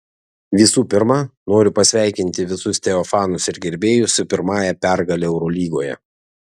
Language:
Lithuanian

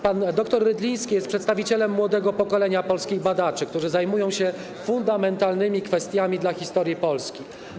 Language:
Polish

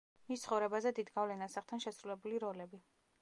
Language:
Georgian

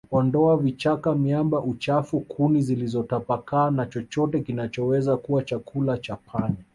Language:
Swahili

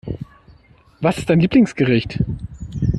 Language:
German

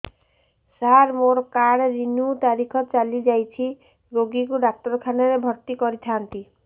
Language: Odia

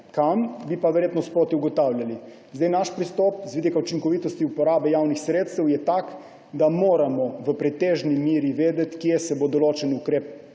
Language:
Slovenian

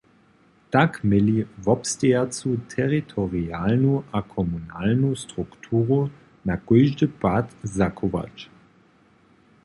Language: Upper Sorbian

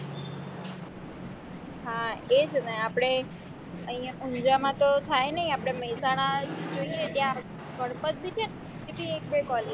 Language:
Gujarati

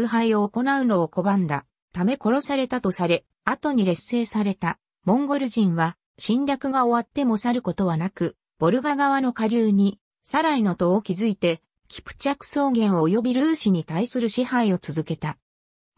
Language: Japanese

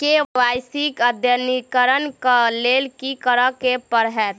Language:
Maithili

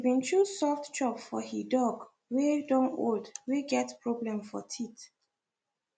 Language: Nigerian Pidgin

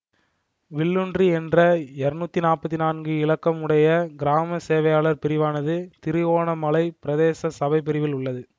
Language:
Tamil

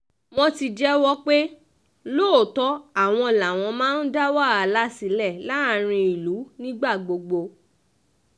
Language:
Yoruba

